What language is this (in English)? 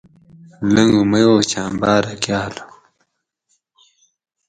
Gawri